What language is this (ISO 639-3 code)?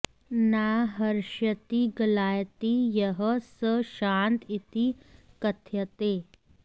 san